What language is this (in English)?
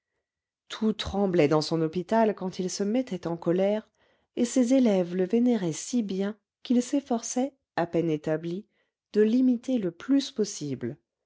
French